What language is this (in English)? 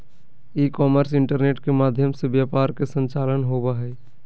Magahi